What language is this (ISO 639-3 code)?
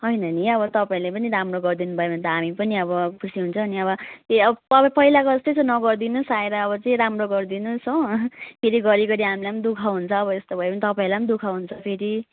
nep